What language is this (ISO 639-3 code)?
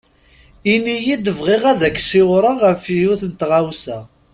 kab